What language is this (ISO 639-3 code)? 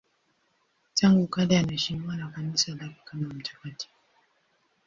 swa